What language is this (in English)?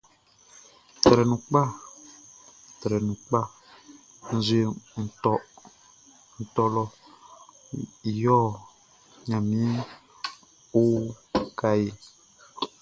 Baoulé